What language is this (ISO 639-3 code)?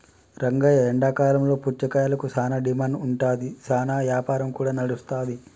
tel